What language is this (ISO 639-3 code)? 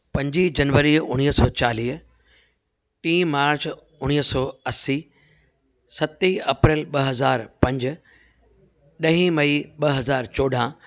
snd